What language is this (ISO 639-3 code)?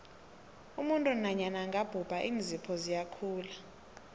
nbl